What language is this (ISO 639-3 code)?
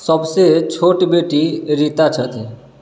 mai